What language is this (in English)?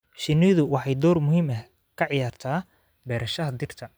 Somali